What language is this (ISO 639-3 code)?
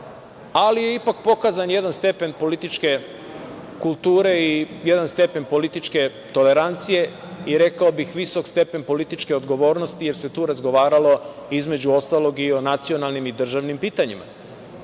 srp